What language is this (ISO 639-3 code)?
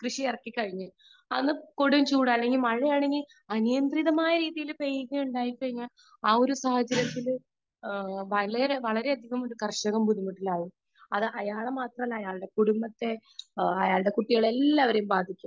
mal